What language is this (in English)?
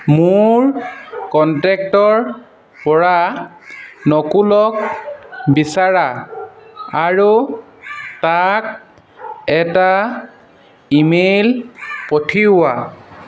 Assamese